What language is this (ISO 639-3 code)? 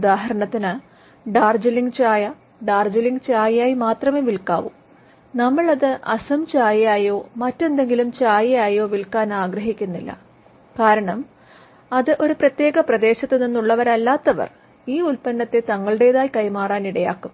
mal